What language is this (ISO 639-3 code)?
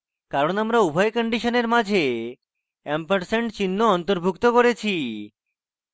ben